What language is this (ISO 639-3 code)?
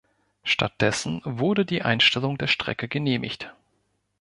deu